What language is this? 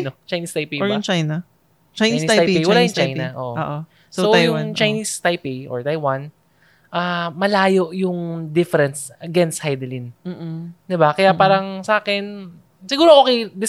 Filipino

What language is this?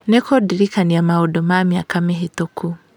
Kikuyu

